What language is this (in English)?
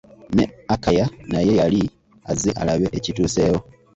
Ganda